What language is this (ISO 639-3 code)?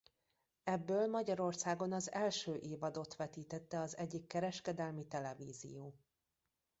hun